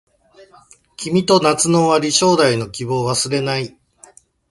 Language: Japanese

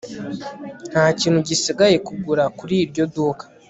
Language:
Kinyarwanda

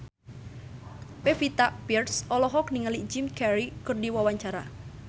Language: Sundanese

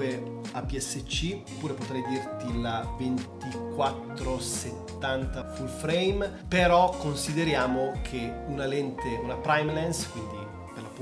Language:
Italian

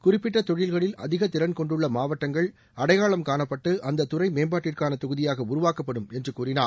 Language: Tamil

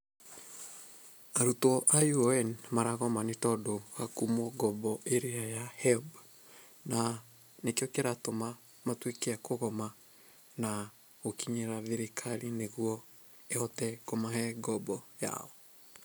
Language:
Kikuyu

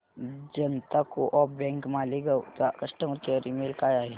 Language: Marathi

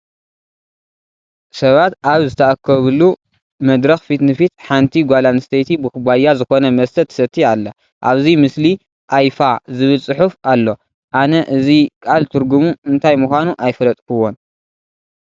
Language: Tigrinya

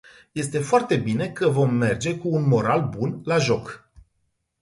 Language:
Romanian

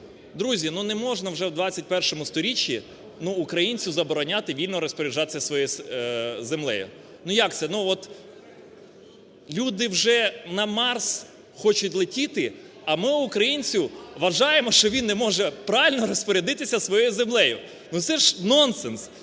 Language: Ukrainian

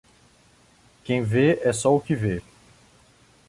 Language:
Portuguese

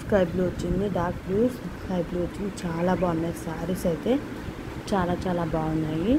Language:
Telugu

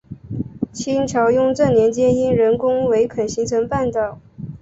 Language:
Chinese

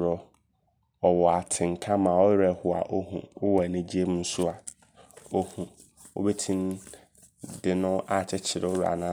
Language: Abron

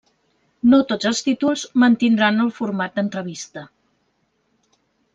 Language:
Catalan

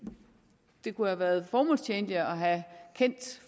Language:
Danish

